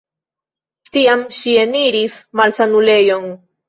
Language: Esperanto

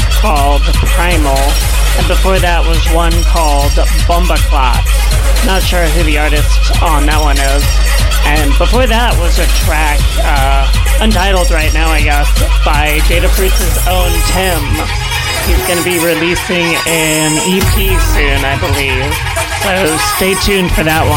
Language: English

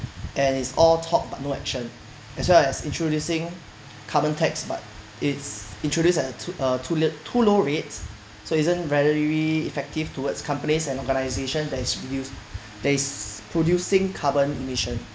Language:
English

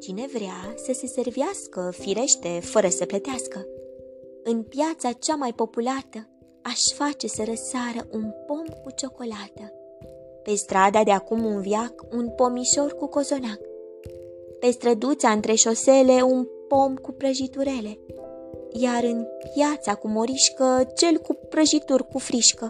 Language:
Romanian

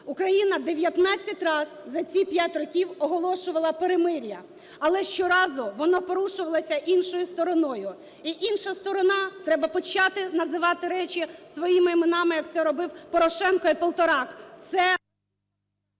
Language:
Ukrainian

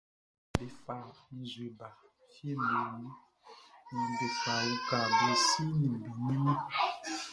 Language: Baoulé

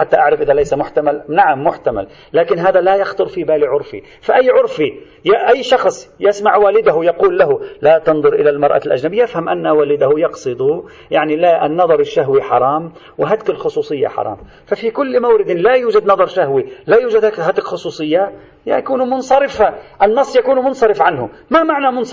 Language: Arabic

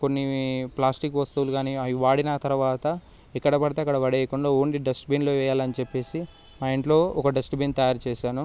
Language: Telugu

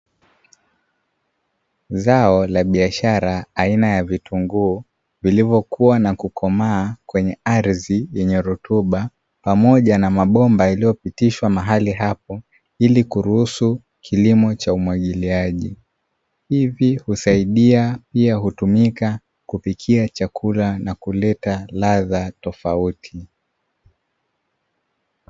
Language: Swahili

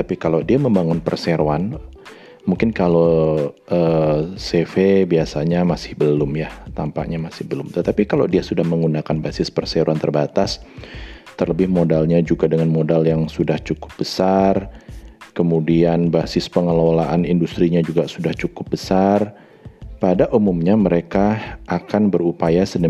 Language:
Indonesian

